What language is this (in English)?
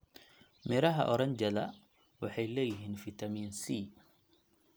Somali